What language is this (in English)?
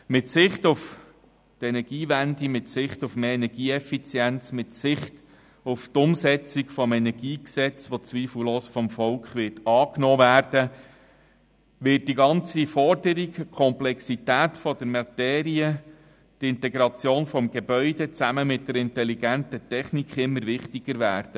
Swiss German